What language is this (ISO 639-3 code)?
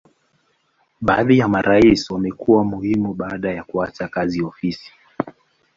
swa